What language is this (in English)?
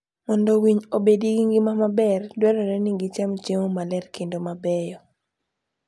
Luo (Kenya and Tanzania)